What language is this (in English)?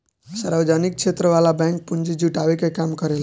Bhojpuri